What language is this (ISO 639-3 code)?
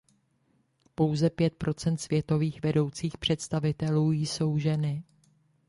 ces